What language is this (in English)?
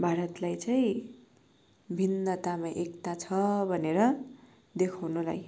Nepali